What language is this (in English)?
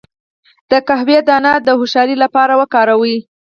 Pashto